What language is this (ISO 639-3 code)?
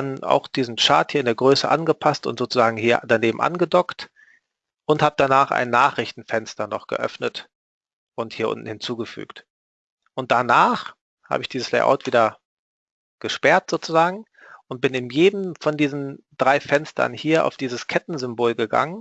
deu